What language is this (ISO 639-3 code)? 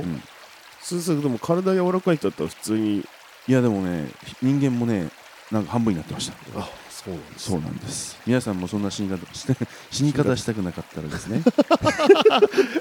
jpn